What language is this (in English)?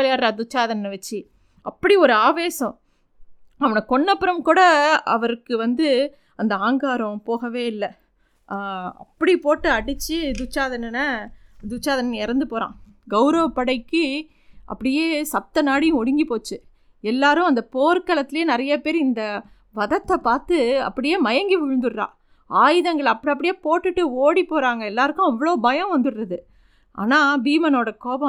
Tamil